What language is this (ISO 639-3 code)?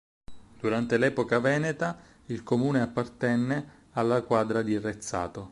ita